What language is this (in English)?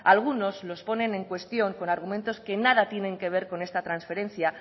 Spanish